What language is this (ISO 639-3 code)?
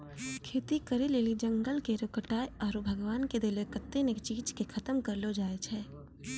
mai